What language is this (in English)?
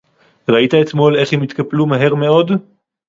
Hebrew